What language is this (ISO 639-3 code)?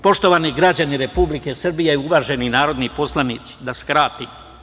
srp